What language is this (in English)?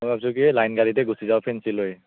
Assamese